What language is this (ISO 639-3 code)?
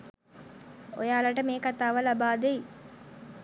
sin